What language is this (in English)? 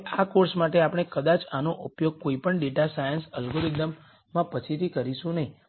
Gujarati